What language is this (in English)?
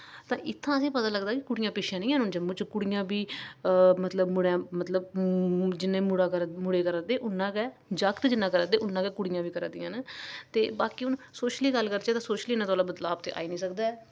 Dogri